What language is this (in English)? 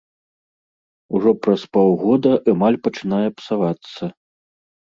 Belarusian